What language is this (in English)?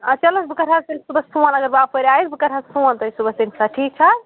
Kashmiri